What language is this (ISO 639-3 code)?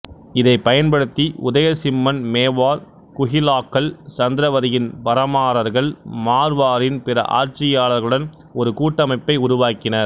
tam